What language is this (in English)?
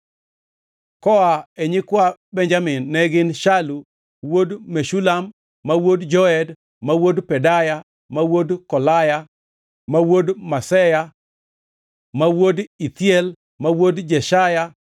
Luo (Kenya and Tanzania)